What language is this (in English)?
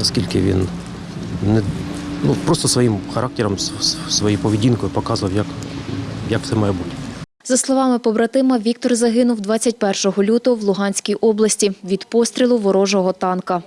Ukrainian